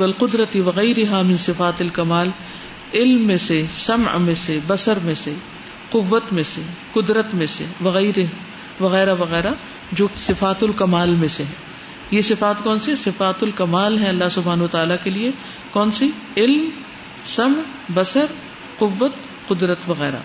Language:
Urdu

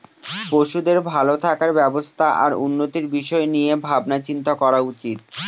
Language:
Bangla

